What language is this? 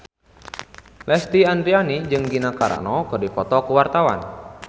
Sundanese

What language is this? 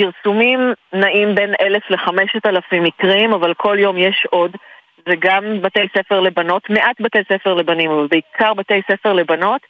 Hebrew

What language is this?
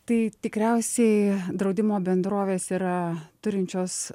Lithuanian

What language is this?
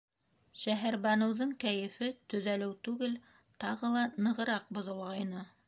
Bashkir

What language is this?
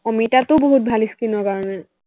Assamese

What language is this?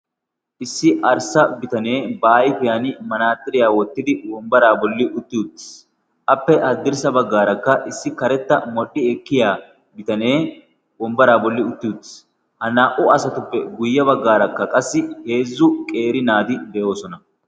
Wolaytta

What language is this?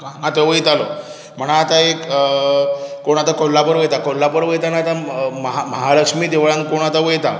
Konkani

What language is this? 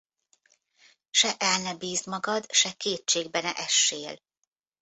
Hungarian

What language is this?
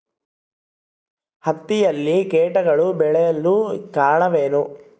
Kannada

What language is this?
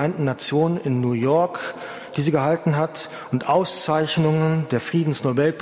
German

